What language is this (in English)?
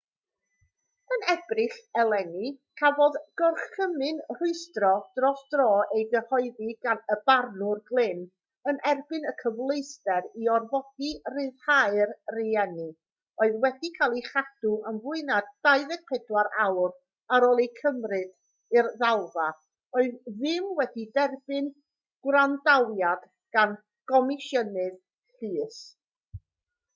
Welsh